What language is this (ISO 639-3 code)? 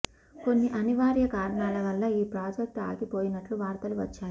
tel